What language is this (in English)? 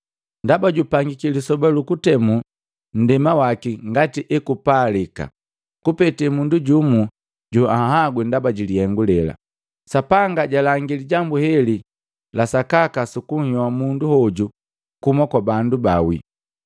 Matengo